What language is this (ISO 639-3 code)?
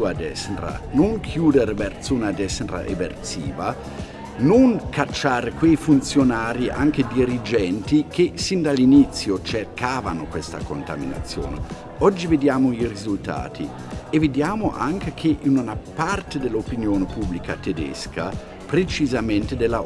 ita